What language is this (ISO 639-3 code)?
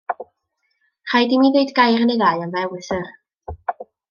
cym